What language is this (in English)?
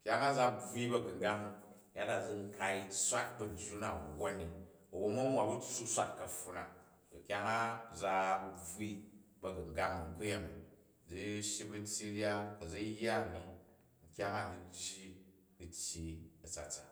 Jju